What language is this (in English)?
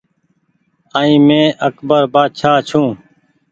Goaria